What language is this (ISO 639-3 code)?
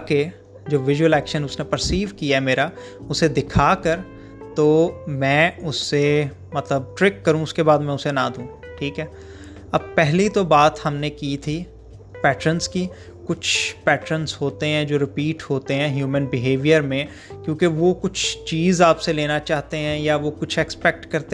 urd